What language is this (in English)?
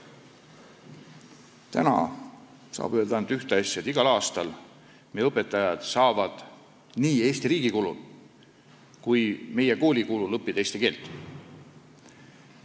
Estonian